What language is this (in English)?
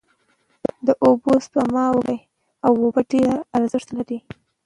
Pashto